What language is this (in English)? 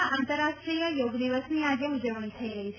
Gujarati